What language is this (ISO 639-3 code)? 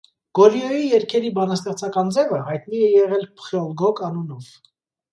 hye